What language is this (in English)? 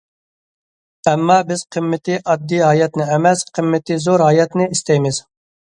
Uyghur